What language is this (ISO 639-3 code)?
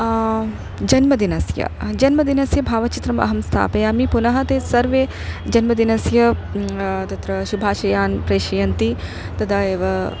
san